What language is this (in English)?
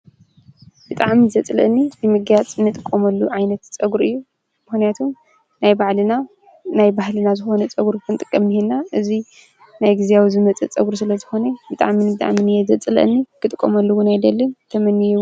Tigrinya